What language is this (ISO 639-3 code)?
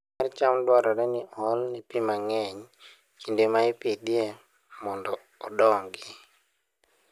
luo